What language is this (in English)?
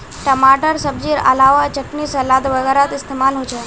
Magahi